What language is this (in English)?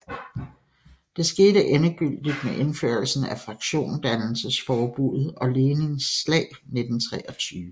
Danish